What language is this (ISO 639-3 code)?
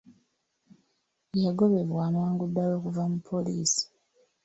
lug